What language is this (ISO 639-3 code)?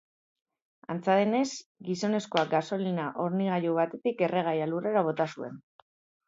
eus